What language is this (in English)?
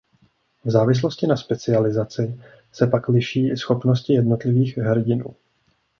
Czech